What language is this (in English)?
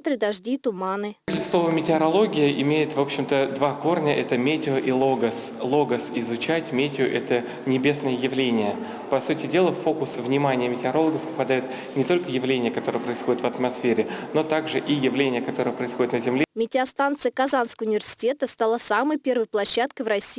Russian